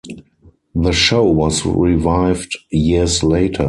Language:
English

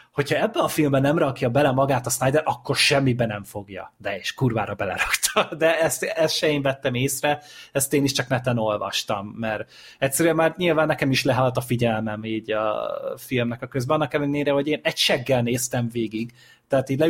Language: Hungarian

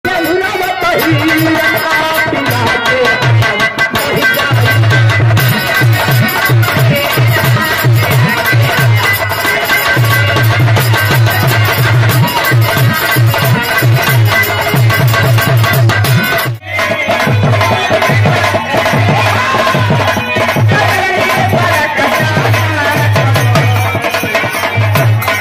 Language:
Arabic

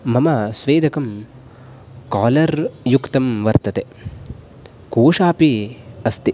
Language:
Sanskrit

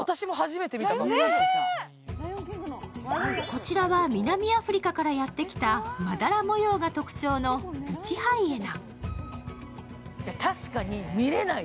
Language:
Japanese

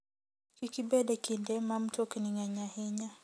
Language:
Luo (Kenya and Tanzania)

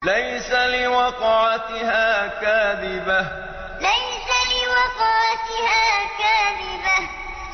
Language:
Arabic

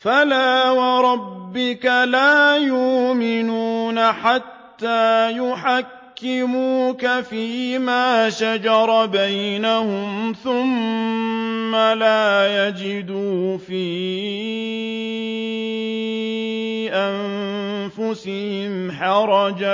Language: Arabic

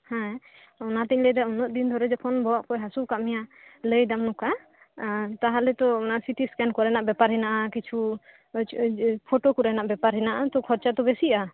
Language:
Santali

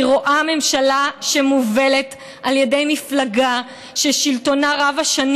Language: Hebrew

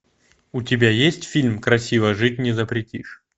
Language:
Russian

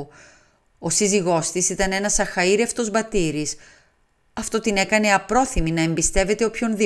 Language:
Greek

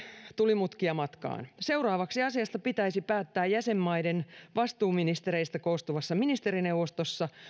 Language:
Finnish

